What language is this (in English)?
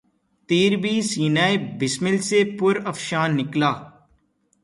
Urdu